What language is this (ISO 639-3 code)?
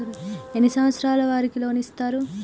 tel